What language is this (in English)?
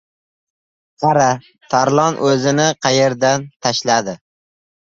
Uzbek